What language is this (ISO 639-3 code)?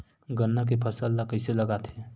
hne